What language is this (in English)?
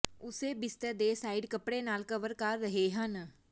Punjabi